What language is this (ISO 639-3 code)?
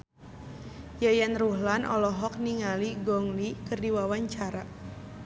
sun